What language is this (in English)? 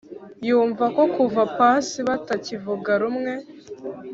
Kinyarwanda